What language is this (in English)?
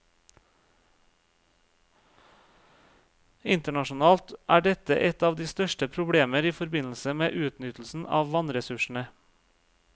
Norwegian